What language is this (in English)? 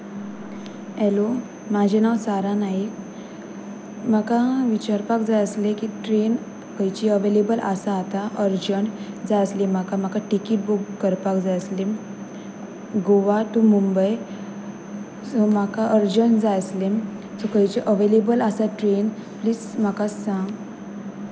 Konkani